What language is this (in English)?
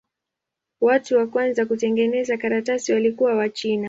Swahili